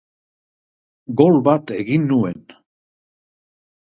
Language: Basque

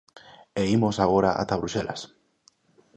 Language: Galician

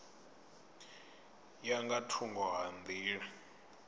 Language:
Venda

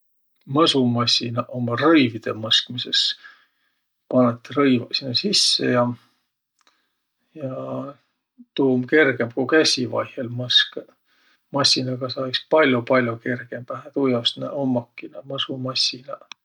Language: Võro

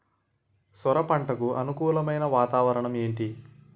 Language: Telugu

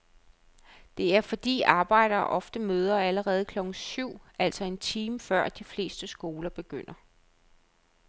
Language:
Danish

